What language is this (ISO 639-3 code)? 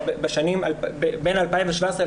heb